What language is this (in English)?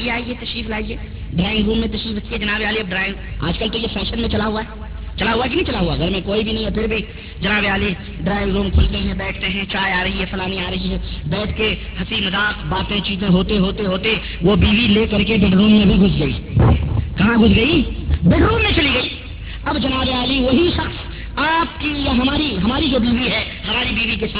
Urdu